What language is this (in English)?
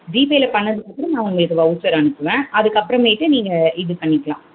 Tamil